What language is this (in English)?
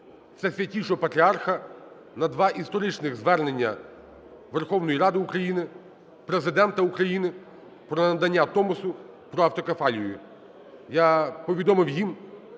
Ukrainian